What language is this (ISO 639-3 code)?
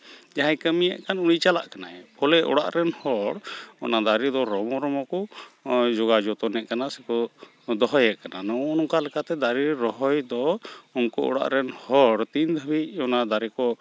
sat